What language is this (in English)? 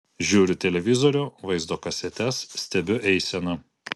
Lithuanian